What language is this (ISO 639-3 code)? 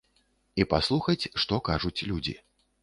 bel